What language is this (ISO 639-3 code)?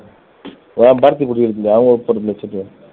tam